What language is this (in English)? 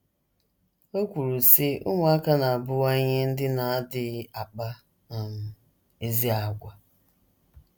Igbo